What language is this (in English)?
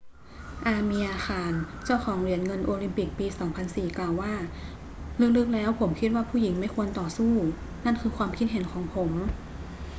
Thai